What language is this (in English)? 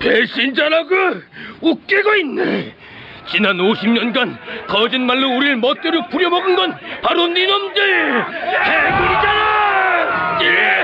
Korean